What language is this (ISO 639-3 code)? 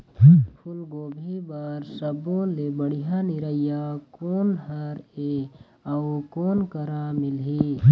hne